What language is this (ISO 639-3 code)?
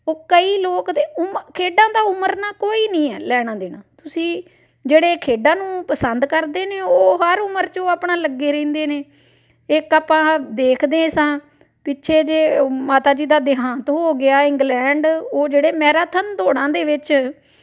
pan